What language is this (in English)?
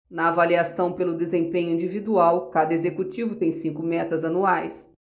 Portuguese